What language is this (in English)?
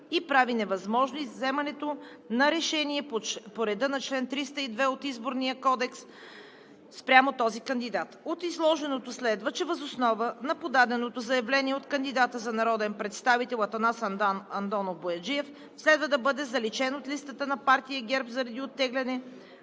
Bulgarian